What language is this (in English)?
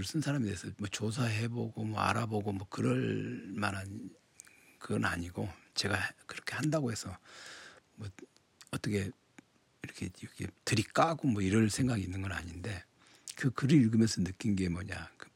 Korean